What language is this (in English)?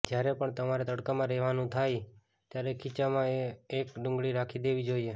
Gujarati